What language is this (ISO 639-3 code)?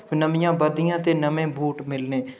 doi